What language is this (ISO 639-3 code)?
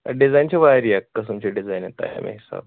kas